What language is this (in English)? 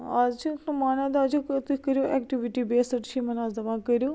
Kashmiri